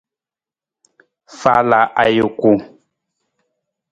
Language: Nawdm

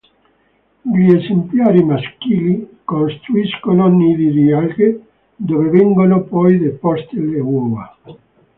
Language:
Italian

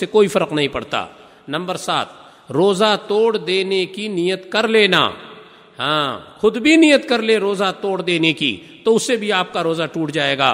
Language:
Urdu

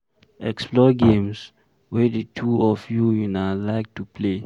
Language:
Nigerian Pidgin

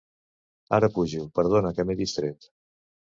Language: Catalan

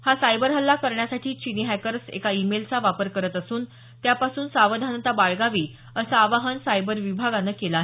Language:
Marathi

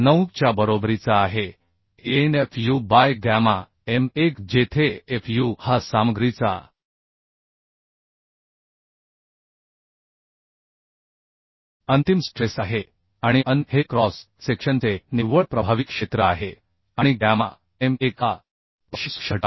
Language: Marathi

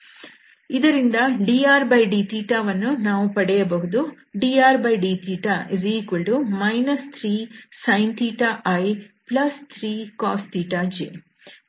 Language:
Kannada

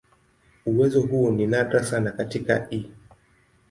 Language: Swahili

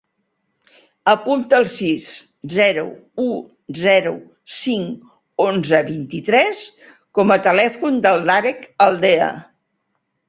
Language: Catalan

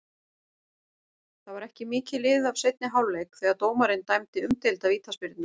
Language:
Icelandic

